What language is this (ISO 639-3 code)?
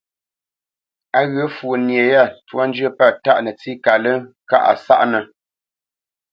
bce